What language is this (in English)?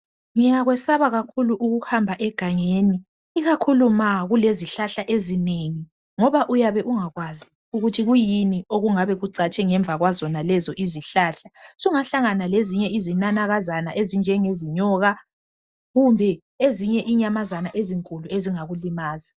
North Ndebele